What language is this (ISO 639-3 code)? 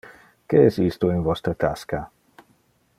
ina